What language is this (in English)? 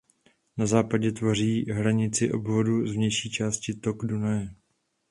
Czech